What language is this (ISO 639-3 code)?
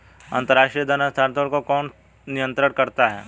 hin